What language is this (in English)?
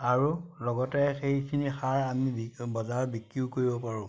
Assamese